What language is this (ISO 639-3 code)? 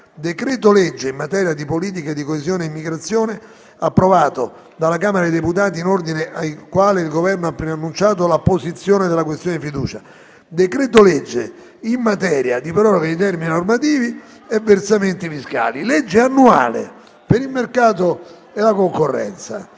ita